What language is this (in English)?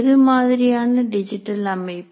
Tamil